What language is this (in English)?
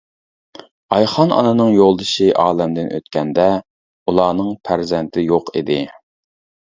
Uyghur